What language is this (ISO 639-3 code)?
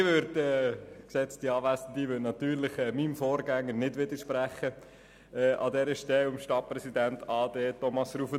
gsw